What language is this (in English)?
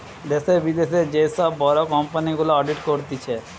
Bangla